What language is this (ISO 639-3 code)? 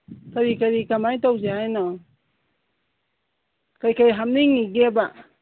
mni